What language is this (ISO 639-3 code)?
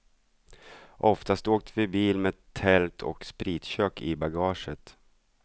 swe